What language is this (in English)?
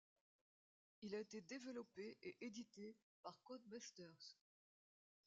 French